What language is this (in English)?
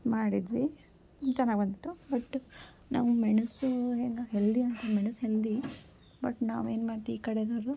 Kannada